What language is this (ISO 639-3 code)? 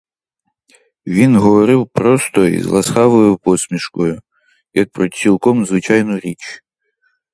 ukr